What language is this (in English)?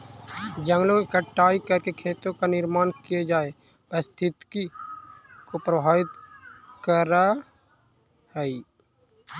Magahi